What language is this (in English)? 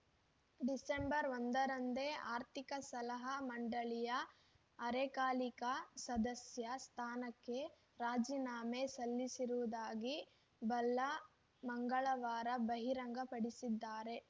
Kannada